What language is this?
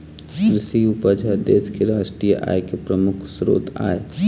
Chhattisgarhi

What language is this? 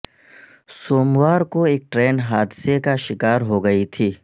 Urdu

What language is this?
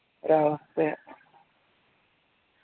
Malayalam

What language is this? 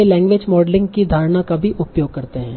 Hindi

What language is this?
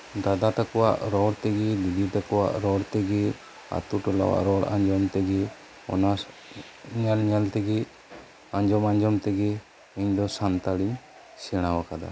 Santali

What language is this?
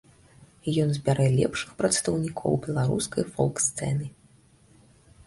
Belarusian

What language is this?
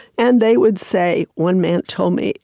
English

